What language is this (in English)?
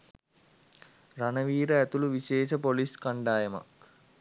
Sinhala